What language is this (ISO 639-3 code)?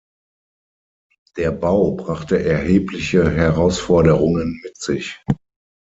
deu